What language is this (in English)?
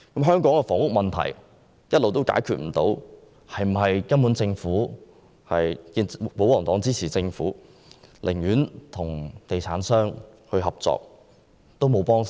Cantonese